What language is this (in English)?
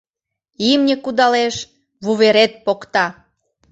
Mari